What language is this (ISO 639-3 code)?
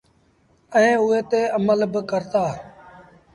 sbn